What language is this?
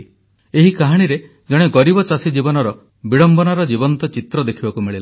Odia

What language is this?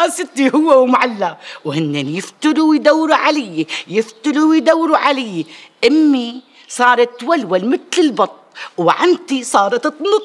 Arabic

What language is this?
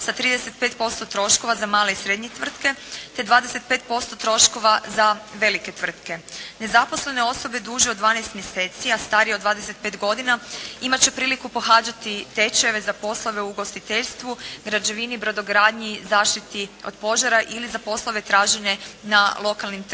Croatian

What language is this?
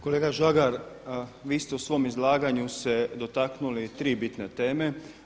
Croatian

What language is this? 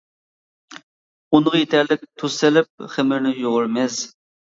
Uyghur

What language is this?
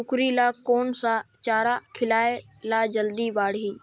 Chhattisgarhi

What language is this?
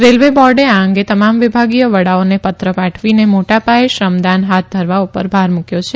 Gujarati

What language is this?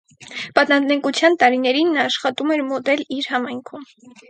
Armenian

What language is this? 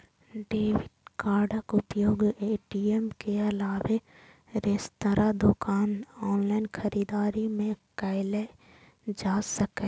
Maithili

